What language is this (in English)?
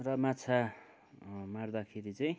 Nepali